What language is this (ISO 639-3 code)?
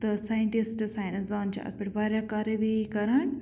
kas